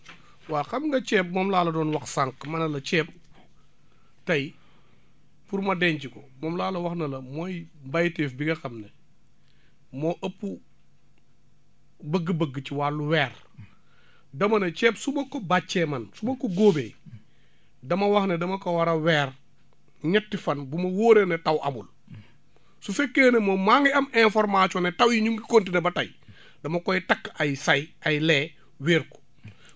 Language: Wolof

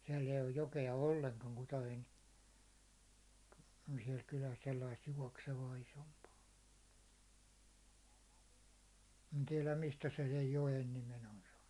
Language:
Finnish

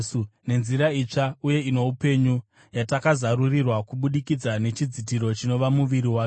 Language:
Shona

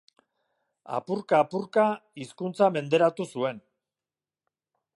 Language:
Basque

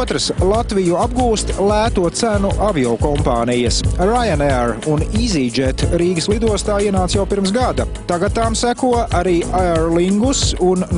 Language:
Latvian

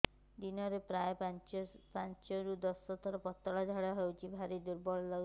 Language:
Odia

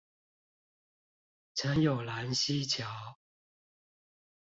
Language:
Chinese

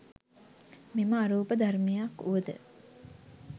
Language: Sinhala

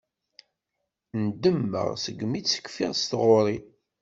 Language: Kabyle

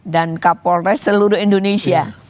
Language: Indonesian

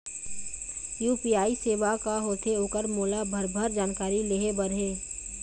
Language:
Chhattisgarhi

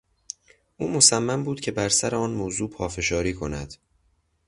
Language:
Persian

